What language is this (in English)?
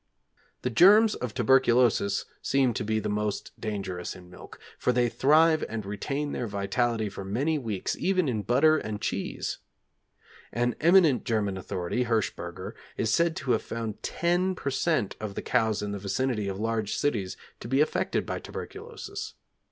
English